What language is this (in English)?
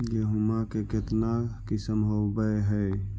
Magahi